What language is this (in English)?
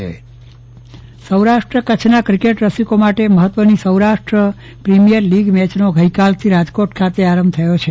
Gujarati